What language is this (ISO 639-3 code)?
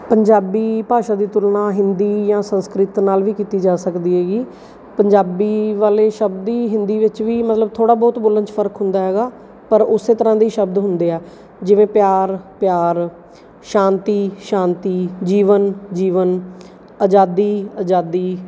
pan